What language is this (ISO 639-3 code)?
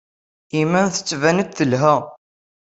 kab